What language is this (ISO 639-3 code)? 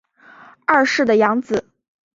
zho